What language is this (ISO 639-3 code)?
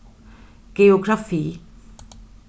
fao